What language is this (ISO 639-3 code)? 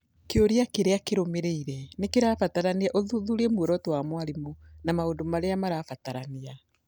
kik